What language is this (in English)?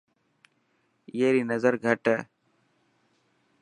Dhatki